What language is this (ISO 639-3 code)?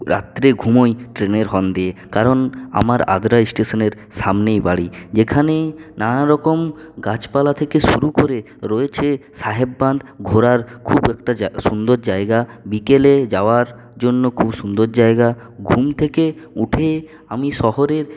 ben